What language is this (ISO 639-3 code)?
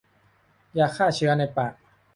tha